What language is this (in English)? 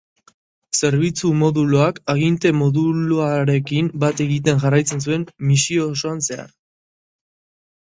Basque